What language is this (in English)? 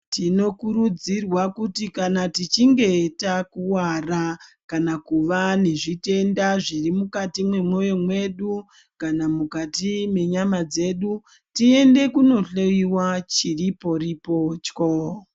Ndau